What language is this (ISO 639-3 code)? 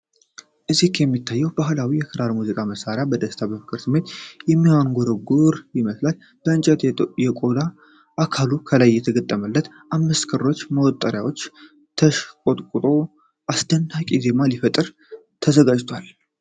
amh